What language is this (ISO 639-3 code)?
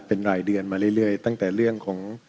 tha